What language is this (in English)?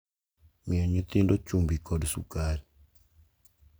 Luo (Kenya and Tanzania)